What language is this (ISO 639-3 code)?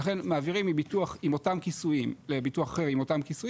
heb